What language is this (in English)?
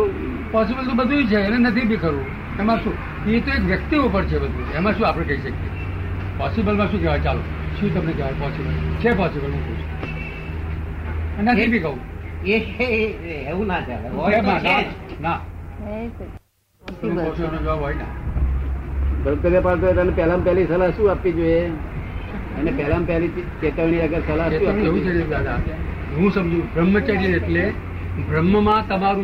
Gujarati